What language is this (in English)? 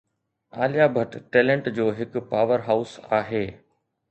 Sindhi